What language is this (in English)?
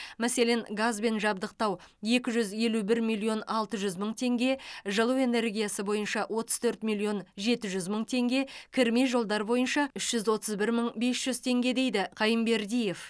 Kazakh